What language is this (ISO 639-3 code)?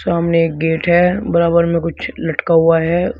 hin